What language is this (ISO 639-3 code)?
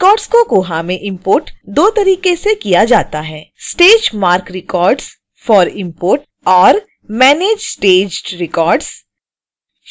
hin